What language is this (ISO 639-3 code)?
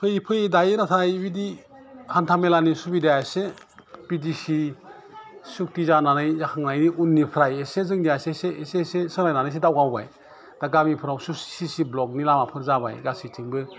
brx